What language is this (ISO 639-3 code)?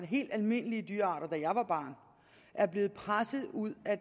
dan